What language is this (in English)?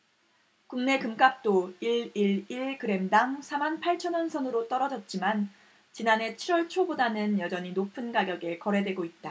Korean